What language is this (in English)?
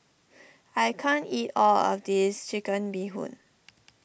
English